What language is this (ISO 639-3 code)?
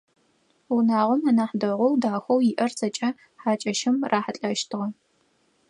ady